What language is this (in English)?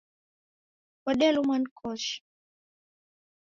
Taita